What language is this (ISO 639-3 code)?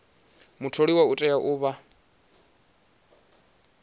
ven